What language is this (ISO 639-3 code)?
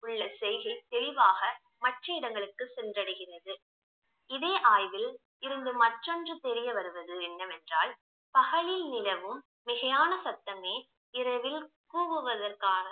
tam